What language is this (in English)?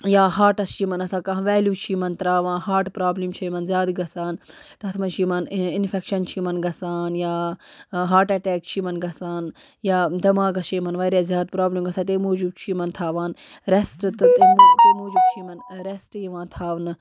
Kashmiri